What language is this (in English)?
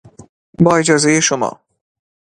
Persian